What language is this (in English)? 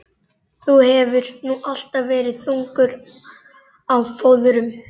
Icelandic